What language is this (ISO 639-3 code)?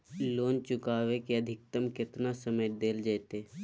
mag